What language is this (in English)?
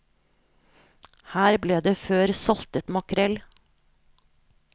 Norwegian